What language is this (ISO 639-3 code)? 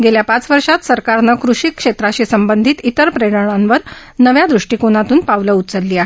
mar